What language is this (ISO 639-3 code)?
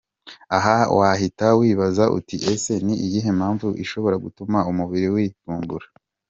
kin